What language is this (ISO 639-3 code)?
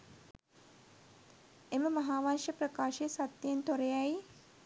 sin